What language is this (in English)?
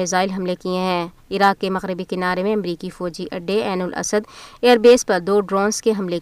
Urdu